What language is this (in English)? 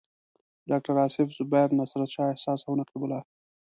Pashto